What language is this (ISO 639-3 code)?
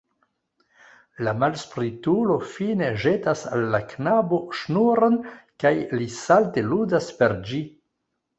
epo